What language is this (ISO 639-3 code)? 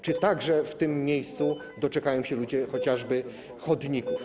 pol